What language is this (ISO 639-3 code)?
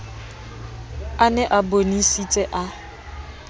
sot